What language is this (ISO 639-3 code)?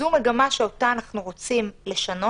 heb